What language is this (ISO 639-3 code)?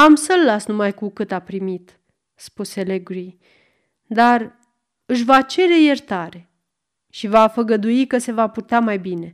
ron